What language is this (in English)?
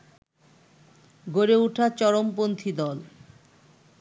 Bangla